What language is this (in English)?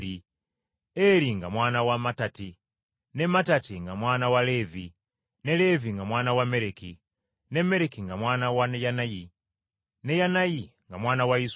Ganda